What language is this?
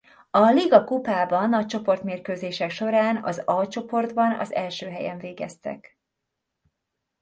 Hungarian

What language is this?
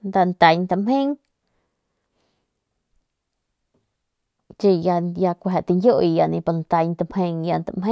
Northern Pame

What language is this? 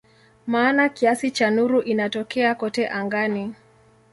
Swahili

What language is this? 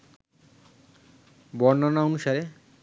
Bangla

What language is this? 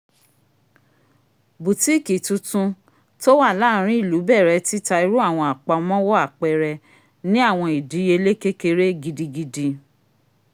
Yoruba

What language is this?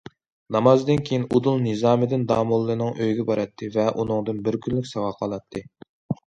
Uyghur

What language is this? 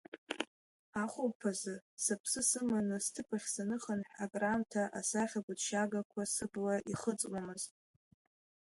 Abkhazian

